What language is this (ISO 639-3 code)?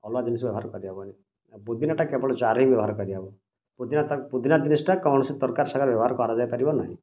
ori